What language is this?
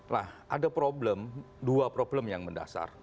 Indonesian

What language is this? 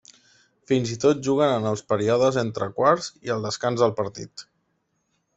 Catalan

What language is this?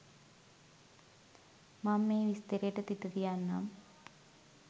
Sinhala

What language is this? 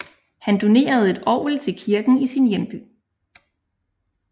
Danish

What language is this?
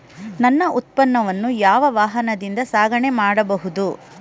Kannada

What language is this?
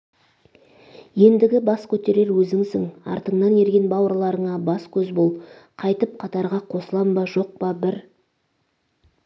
Kazakh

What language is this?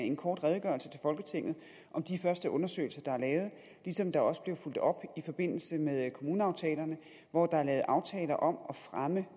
Danish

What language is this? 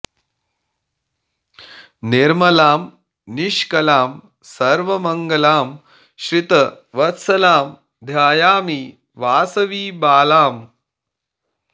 Sanskrit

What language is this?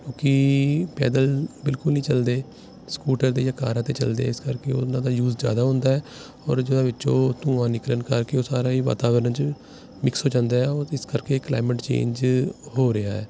Punjabi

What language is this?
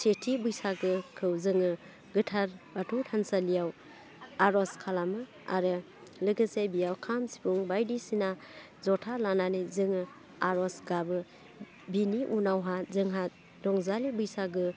Bodo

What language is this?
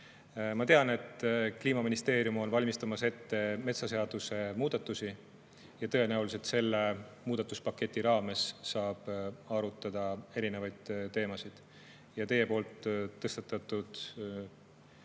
Estonian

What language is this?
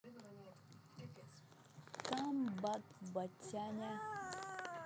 Russian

